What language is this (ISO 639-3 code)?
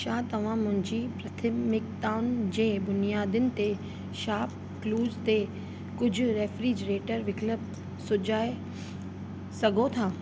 snd